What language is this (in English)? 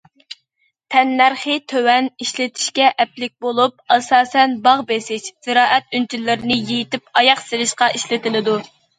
Uyghur